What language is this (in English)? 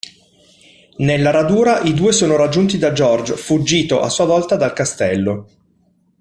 Italian